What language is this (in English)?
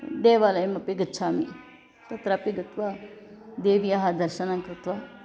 Sanskrit